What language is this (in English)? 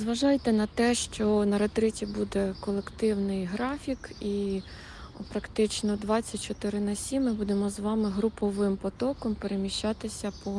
Ukrainian